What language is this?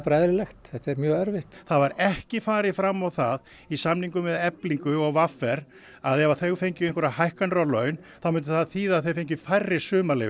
Icelandic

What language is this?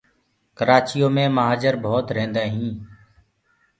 Gurgula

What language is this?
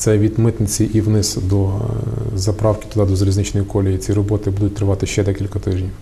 Ukrainian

